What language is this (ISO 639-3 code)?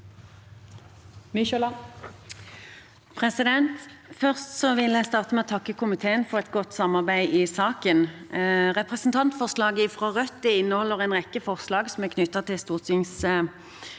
nor